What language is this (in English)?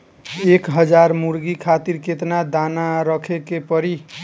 Bhojpuri